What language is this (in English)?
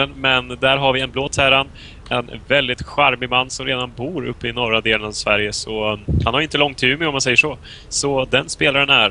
Swedish